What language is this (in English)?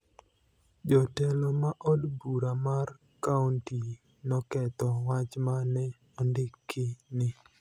Luo (Kenya and Tanzania)